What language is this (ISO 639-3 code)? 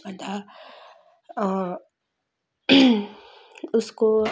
nep